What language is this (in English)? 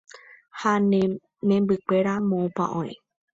Guarani